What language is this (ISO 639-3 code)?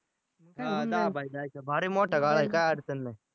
mar